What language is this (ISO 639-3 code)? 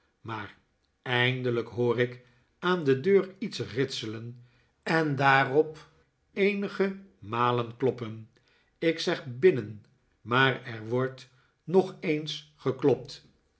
nld